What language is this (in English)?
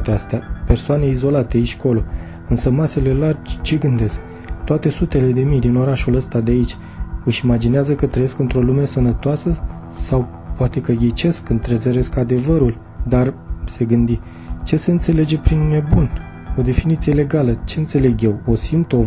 Romanian